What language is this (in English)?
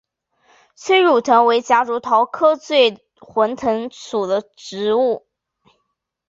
Chinese